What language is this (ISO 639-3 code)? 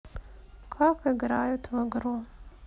rus